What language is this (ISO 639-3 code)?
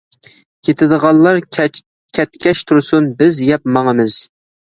uig